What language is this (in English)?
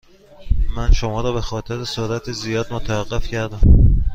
Persian